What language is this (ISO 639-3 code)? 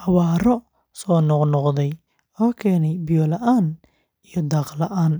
som